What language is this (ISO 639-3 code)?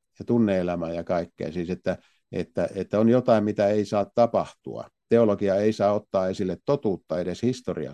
fin